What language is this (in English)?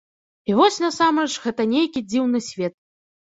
Belarusian